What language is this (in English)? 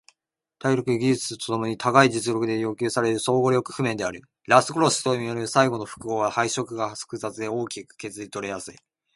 Japanese